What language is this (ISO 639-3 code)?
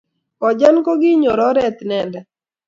kln